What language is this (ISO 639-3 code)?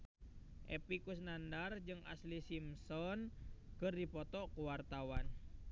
sun